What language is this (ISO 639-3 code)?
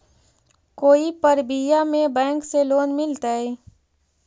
mag